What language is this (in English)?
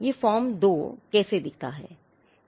Hindi